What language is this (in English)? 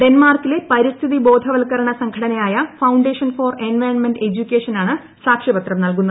Malayalam